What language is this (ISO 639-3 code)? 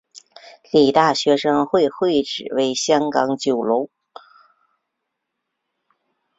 zho